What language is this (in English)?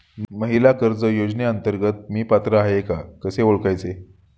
Marathi